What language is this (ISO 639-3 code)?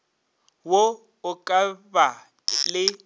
nso